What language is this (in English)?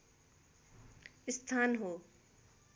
Nepali